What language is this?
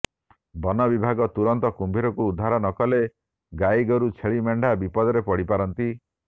Odia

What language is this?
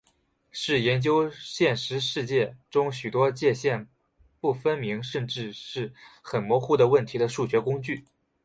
Chinese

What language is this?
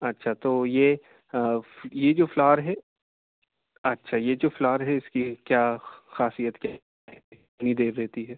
Urdu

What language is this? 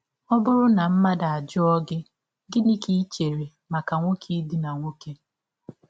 Igbo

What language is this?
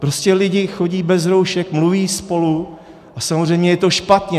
Czech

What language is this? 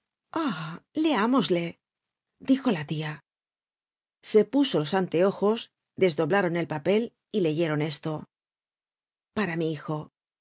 Spanish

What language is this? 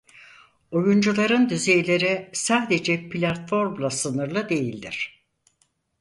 Turkish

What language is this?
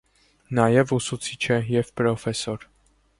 Armenian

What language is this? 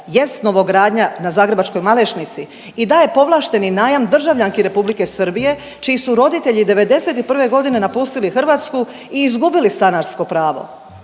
Croatian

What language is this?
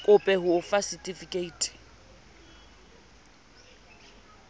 Southern Sotho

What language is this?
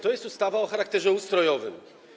Polish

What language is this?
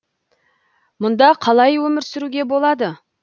Kazakh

